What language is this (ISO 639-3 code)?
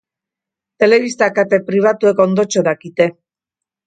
eus